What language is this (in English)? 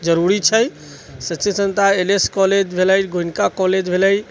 Maithili